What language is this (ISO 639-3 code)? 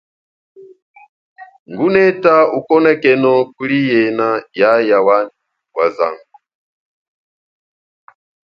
cjk